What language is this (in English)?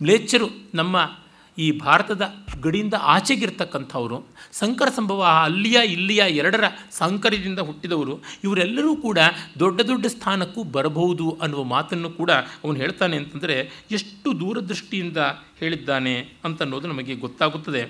Kannada